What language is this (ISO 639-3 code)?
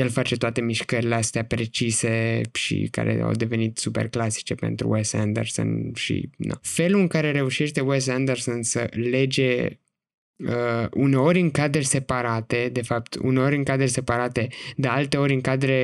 ron